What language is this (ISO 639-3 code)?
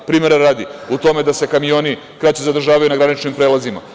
srp